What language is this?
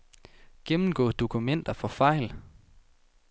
Danish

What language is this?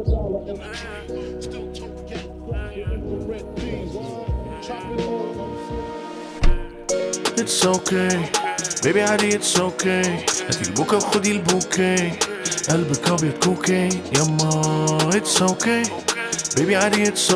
Arabic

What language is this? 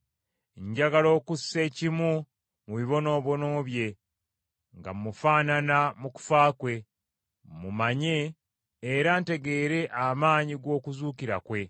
Ganda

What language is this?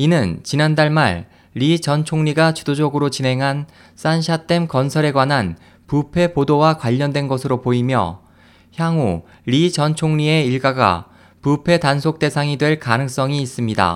Korean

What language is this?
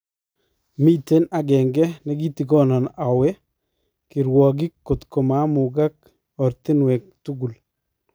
Kalenjin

